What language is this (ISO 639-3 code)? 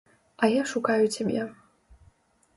bel